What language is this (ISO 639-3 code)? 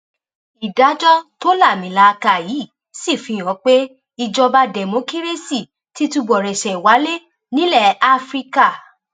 yor